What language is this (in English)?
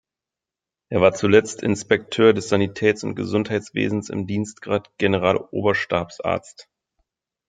German